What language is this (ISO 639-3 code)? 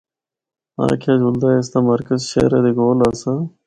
hno